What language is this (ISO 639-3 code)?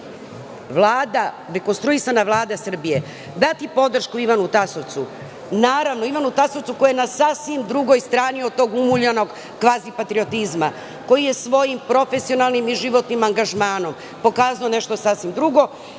srp